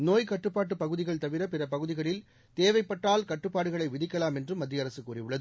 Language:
Tamil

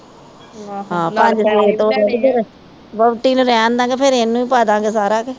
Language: Punjabi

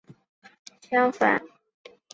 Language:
Chinese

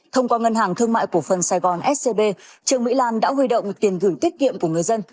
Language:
Vietnamese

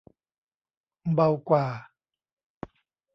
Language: Thai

